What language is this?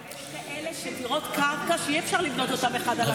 Hebrew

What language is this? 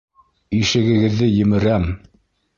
Bashkir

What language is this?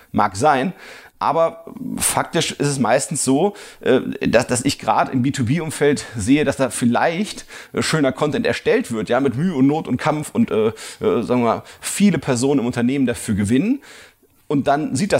German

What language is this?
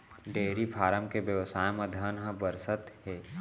Chhattisgarhi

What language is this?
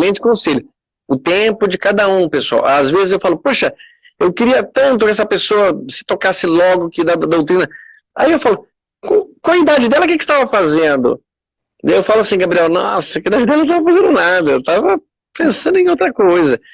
Portuguese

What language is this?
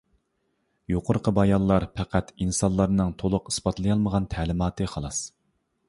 Uyghur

